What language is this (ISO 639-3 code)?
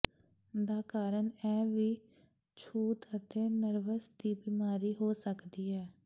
pan